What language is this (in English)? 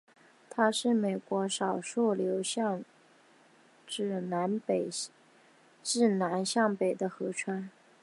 Chinese